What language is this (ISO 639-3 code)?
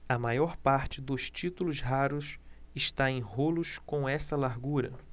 por